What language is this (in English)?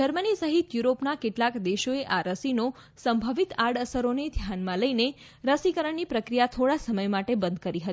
Gujarati